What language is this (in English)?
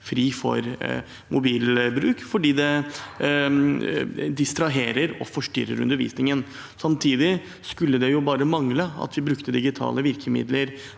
Norwegian